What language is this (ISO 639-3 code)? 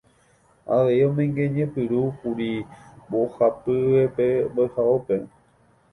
grn